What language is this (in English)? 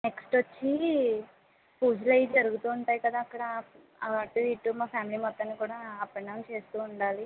Telugu